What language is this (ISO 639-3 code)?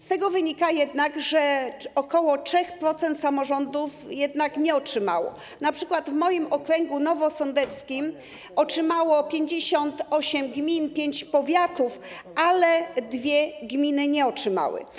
pol